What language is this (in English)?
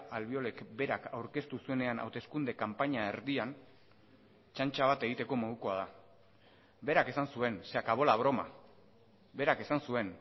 Basque